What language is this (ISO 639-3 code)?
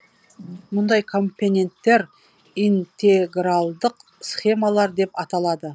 kaz